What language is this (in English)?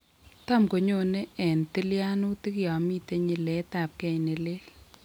Kalenjin